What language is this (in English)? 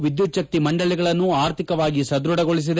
Kannada